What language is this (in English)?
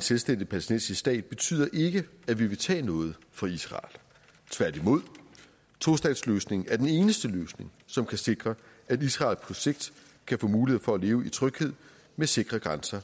Danish